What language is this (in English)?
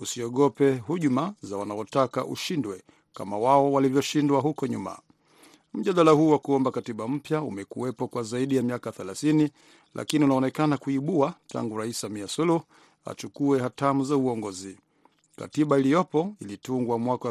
Swahili